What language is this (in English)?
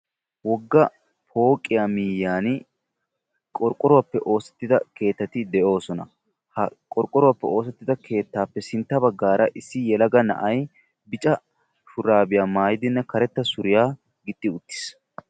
Wolaytta